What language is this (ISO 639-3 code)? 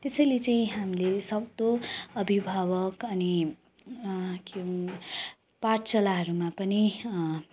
nep